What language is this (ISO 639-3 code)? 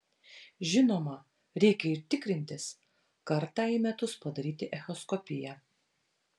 lit